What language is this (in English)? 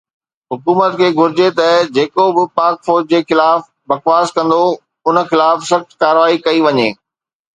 Sindhi